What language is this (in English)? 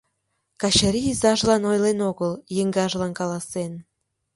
Mari